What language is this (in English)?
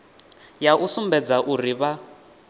Venda